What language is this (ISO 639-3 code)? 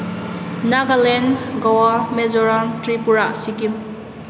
mni